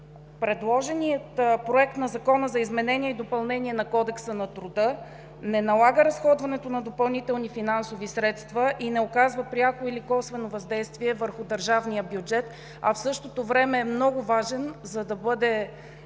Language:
Bulgarian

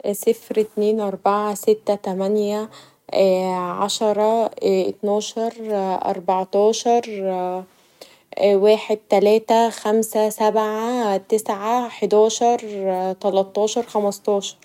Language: Egyptian Arabic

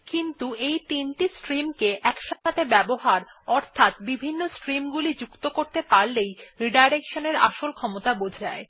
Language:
Bangla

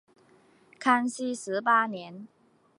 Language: Chinese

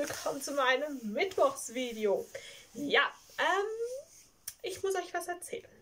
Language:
German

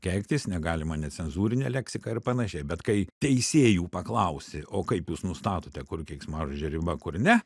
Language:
Lithuanian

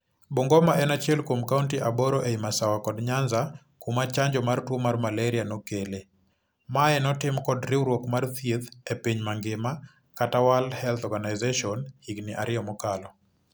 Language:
Luo (Kenya and Tanzania)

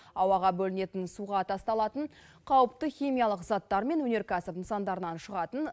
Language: Kazakh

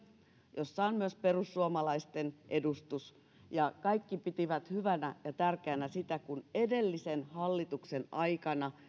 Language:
Finnish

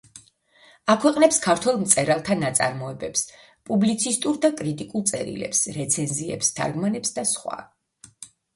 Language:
Georgian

